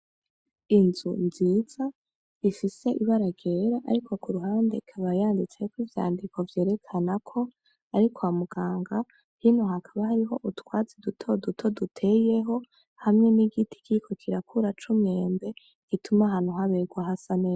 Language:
Rundi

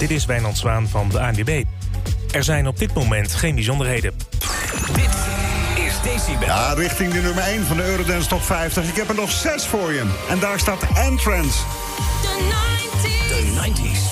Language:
Dutch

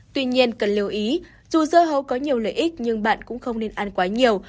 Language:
Vietnamese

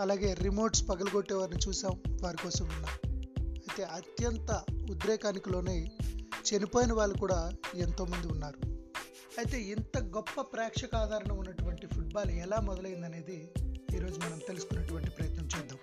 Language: Telugu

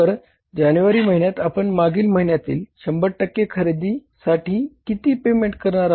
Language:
Marathi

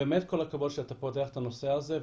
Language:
Hebrew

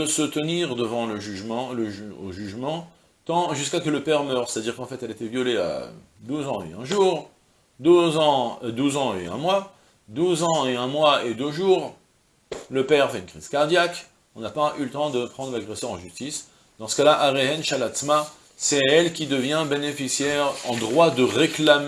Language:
French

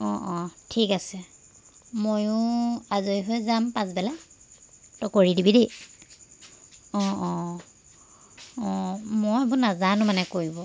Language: Assamese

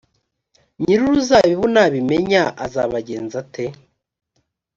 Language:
Kinyarwanda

